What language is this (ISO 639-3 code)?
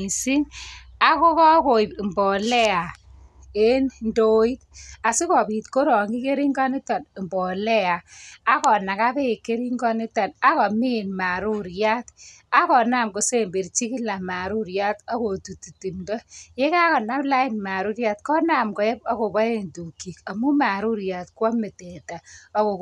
kln